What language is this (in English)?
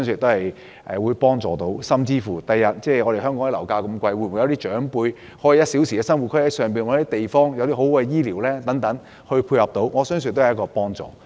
Cantonese